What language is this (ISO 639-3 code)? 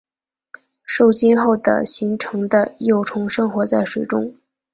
zho